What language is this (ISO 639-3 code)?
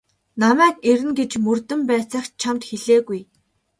mon